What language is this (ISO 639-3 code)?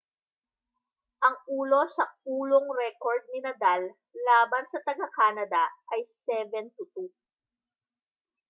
fil